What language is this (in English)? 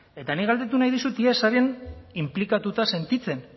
Basque